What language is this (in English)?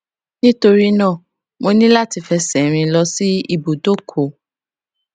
Yoruba